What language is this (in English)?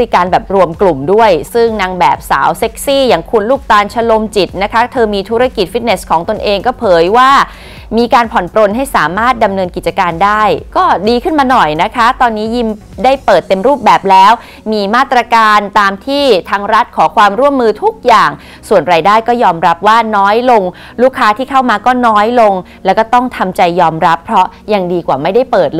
Thai